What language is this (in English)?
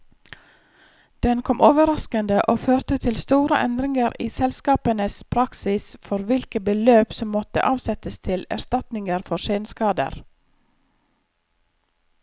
Norwegian